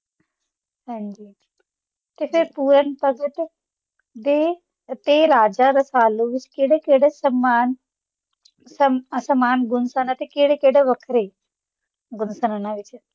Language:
Punjabi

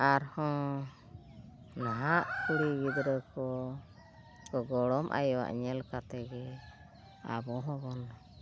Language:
Santali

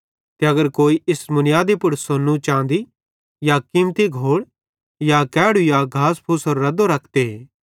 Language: Bhadrawahi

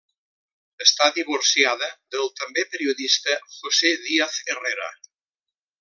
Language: Catalan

